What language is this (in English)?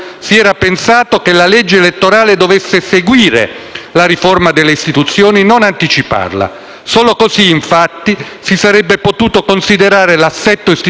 Italian